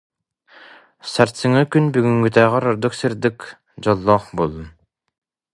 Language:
Yakut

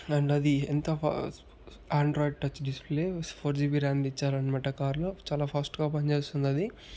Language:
Telugu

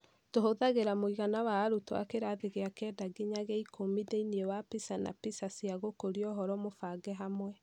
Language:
Kikuyu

